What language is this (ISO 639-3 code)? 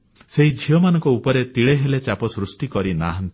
ori